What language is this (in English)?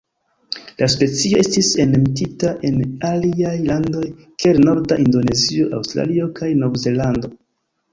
Esperanto